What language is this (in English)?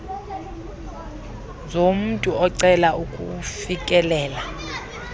Xhosa